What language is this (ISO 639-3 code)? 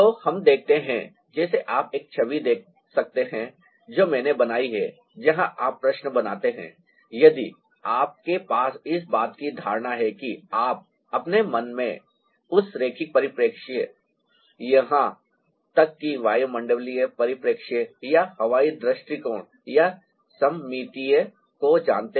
hin